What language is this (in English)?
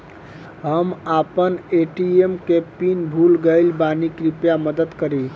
Bhojpuri